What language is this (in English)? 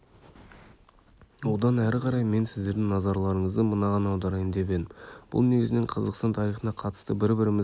Kazakh